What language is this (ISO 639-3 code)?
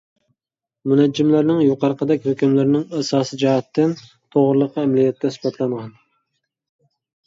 uig